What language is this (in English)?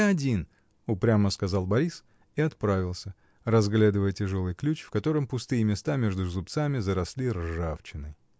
Russian